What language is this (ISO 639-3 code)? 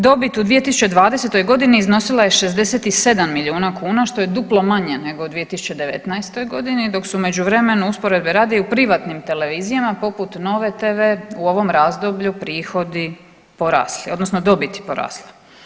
hrv